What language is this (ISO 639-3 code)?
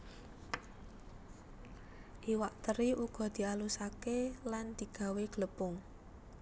jav